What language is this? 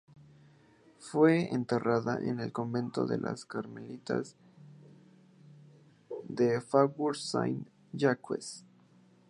Spanish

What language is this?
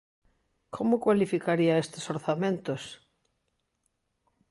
Galician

